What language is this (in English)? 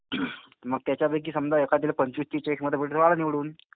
Marathi